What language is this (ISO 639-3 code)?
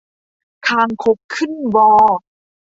tha